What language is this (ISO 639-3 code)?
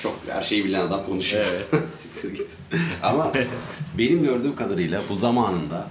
tur